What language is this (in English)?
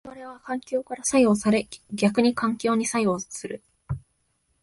Japanese